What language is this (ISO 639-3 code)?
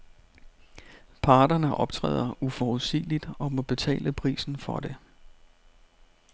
dan